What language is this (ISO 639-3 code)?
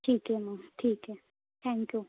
mar